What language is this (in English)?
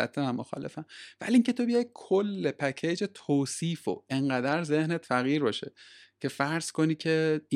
Persian